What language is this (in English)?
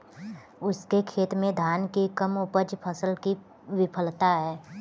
Hindi